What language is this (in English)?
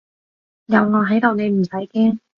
Cantonese